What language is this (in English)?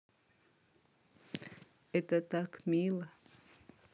Russian